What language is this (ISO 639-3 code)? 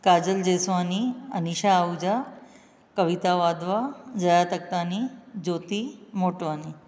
snd